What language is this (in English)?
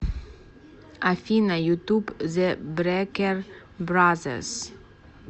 Russian